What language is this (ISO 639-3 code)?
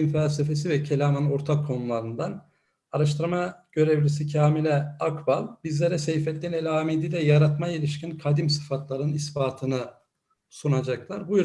tur